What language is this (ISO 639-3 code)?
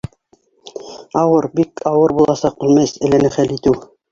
bak